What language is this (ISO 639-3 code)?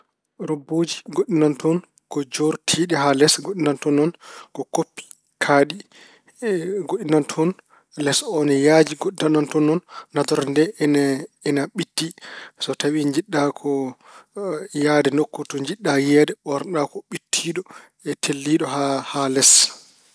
ful